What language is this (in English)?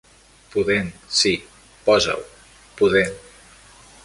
Catalan